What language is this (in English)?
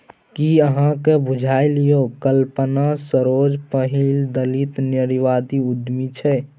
Maithili